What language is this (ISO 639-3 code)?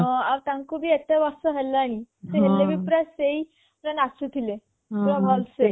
ori